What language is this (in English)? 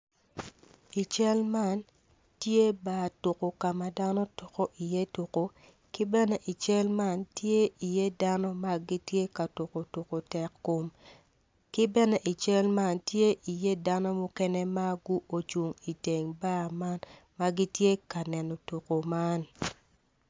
Acoli